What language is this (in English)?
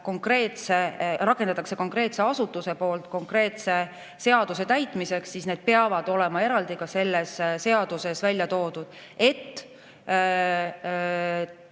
Estonian